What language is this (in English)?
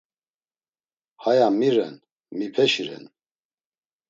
Laz